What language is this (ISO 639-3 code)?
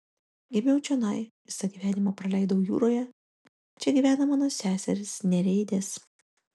lit